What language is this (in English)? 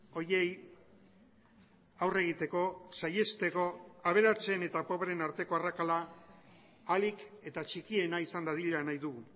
Basque